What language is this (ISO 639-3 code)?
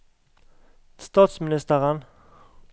nor